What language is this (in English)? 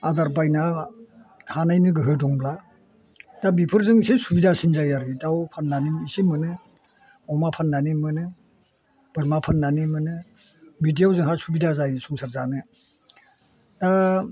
Bodo